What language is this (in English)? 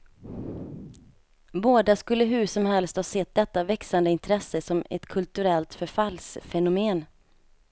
Swedish